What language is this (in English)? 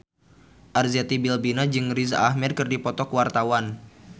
Sundanese